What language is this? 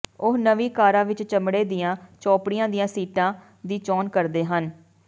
Punjabi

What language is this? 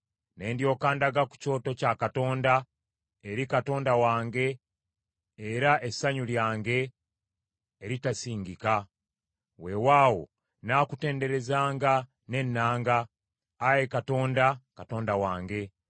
Ganda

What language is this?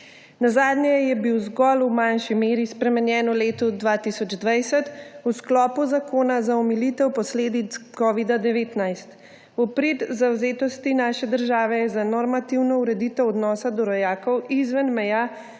Slovenian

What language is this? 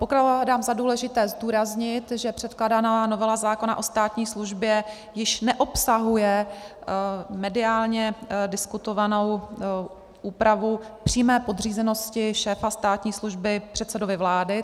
Czech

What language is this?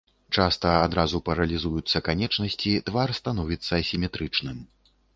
Belarusian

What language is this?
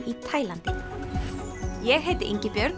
Icelandic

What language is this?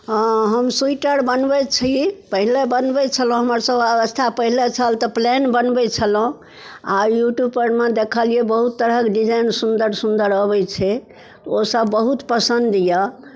Maithili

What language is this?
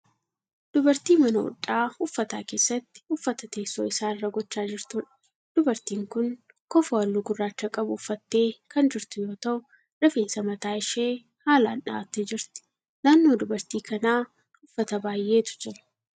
Oromo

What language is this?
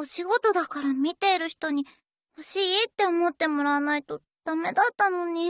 Japanese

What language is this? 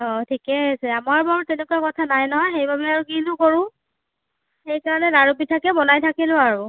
Assamese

